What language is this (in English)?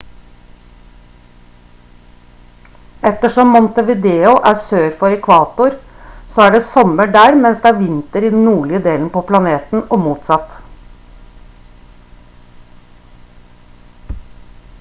Norwegian Bokmål